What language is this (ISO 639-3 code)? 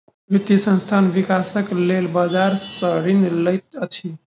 mai